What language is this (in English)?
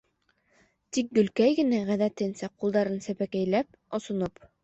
Bashkir